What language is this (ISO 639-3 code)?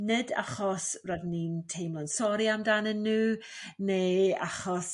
cym